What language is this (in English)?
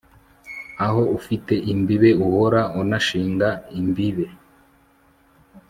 Kinyarwanda